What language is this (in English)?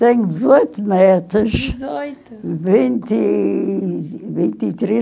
Portuguese